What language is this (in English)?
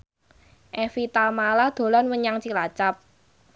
Javanese